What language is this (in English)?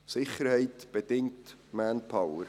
Swiss German